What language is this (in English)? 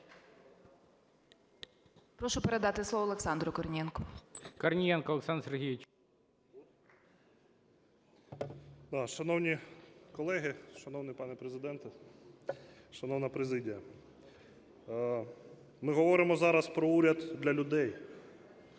Ukrainian